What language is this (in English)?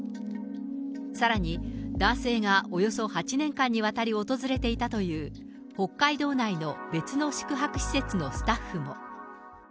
Japanese